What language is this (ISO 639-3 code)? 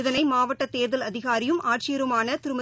tam